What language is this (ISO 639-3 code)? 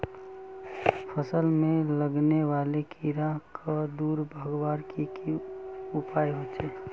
mag